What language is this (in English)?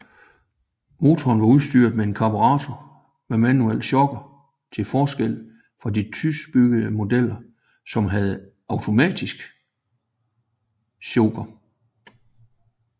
Danish